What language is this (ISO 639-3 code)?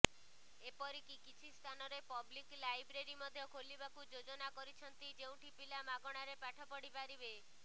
ori